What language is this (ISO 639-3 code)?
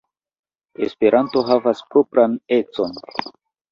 epo